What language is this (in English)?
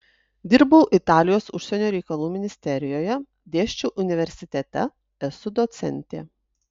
Lithuanian